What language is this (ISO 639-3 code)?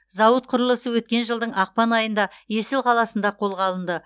kaz